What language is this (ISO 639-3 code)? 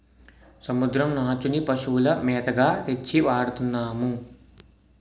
tel